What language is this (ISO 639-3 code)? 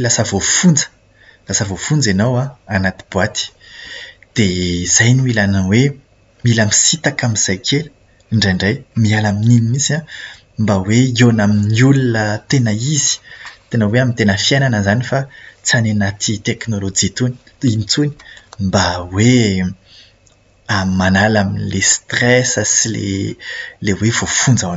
mlg